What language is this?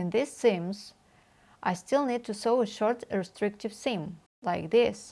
English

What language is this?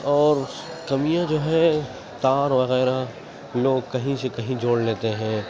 Urdu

